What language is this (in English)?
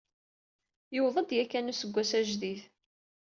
Kabyle